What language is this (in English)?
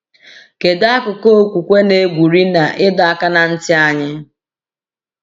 Igbo